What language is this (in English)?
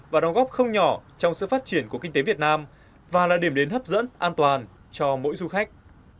Vietnamese